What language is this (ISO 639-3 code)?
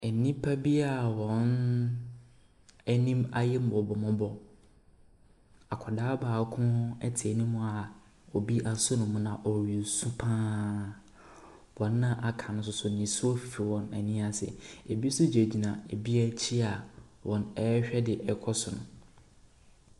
aka